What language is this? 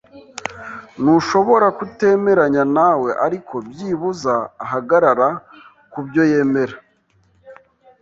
Kinyarwanda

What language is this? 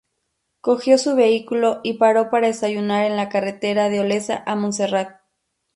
Spanish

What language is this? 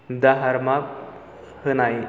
Bodo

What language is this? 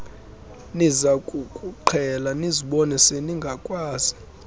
Xhosa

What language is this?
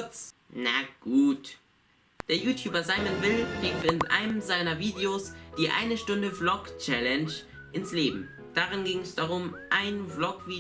German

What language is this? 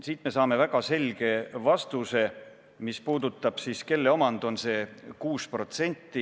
Estonian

